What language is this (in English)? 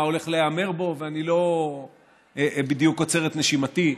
Hebrew